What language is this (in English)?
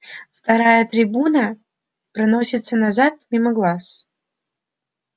Russian